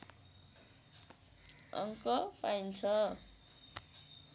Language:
Nepali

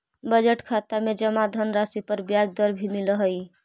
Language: Magahi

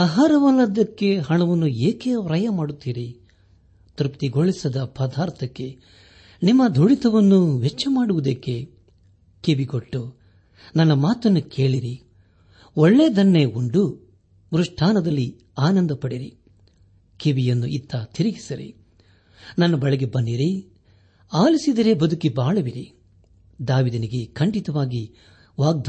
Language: Kannada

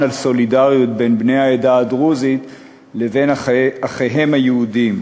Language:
Hebrew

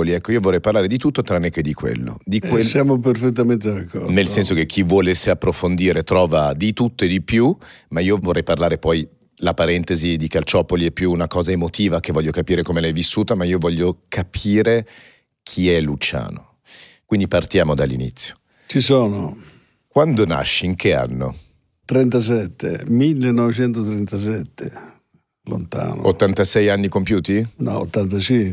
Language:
Italian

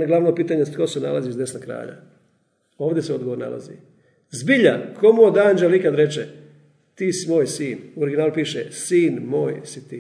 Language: Croatian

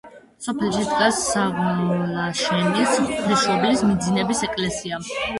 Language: Georgian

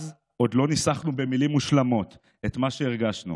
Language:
Hebrew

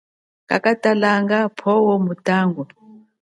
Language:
Chokwe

